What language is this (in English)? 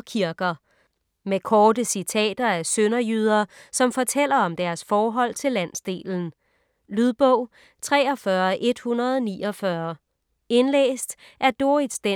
Danish